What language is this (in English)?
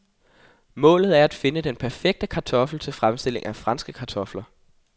Danish